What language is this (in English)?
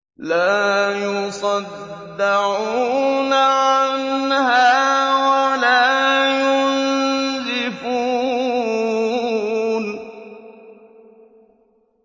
Arabic